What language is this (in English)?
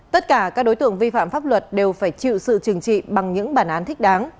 Vietnamese